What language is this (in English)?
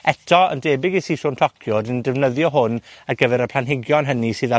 Welsh